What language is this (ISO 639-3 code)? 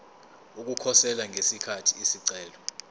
zul